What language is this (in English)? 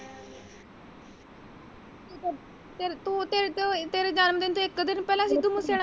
Punjabi